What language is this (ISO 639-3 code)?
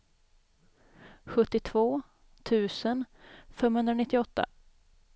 swe